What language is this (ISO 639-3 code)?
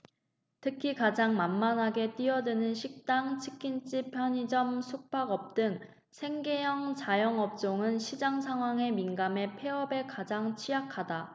kor